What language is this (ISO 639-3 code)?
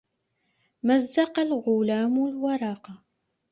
ara